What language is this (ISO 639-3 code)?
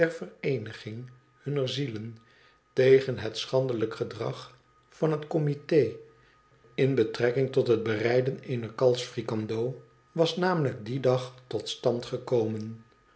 nld